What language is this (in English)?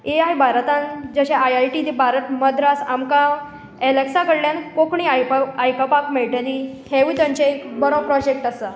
Konkani